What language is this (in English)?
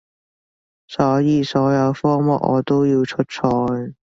Cantonese